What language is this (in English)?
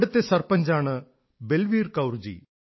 Malayalam